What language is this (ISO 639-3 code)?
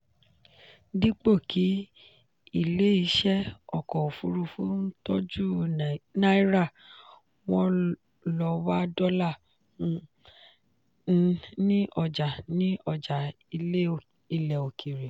yor